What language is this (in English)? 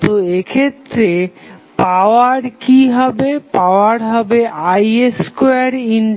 Bangla